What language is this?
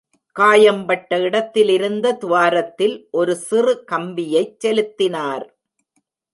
Tamil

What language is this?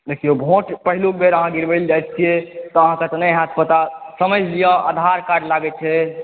Maithili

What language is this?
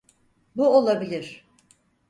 Turkish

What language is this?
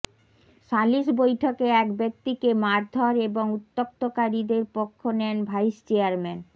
Bangla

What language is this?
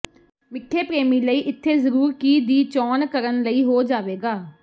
Punjabi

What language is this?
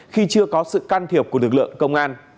Vietnamese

